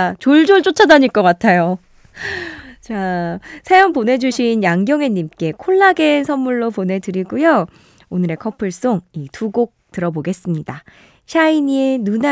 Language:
Korean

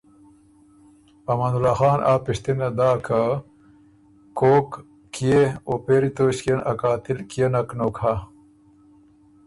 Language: Ormuri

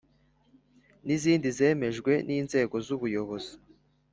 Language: Kinyarwanda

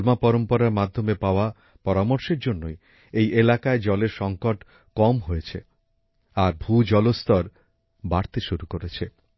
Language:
Bangla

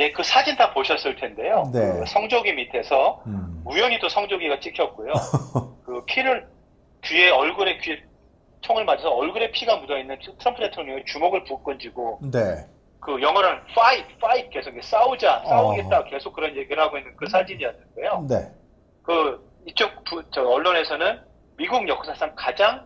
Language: Korean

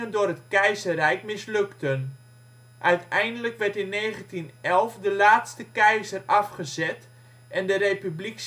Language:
Dutch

